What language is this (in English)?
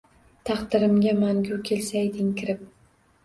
Uzbek